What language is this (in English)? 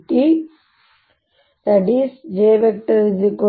Kannada